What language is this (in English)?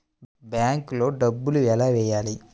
Telugu